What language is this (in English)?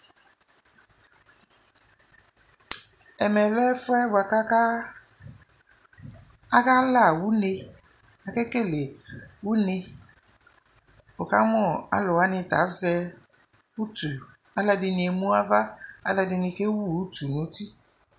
Ikposo